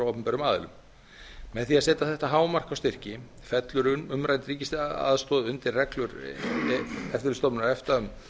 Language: Icelandic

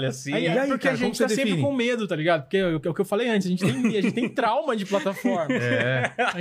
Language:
Portuguese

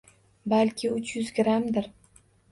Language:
Uzbek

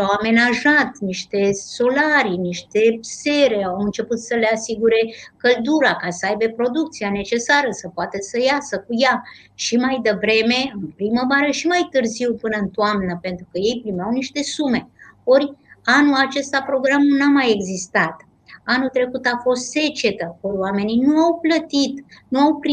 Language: Romanian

